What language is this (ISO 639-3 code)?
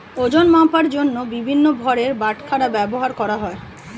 ben